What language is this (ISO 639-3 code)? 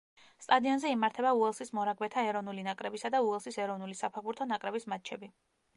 kat